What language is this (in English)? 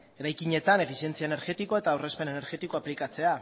Basque